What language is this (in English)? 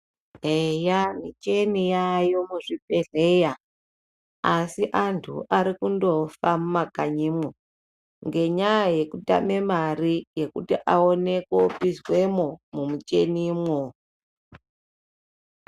Ndau